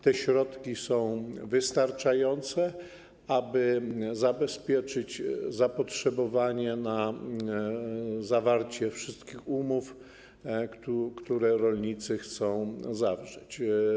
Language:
Polish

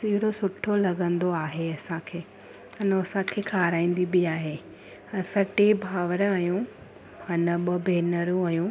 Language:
Sindhi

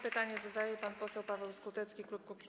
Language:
Polish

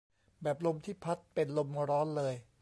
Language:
Thai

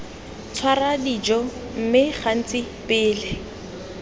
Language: Tswana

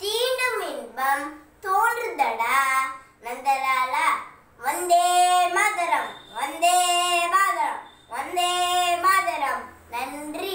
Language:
Romanian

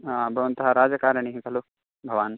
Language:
Sanskrit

